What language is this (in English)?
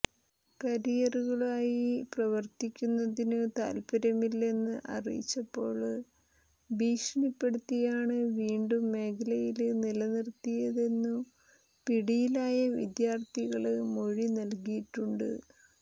Malayalam